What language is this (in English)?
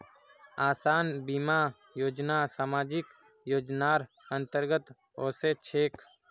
Magahi